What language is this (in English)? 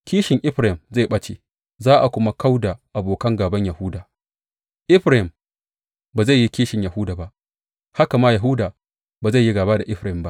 Hausa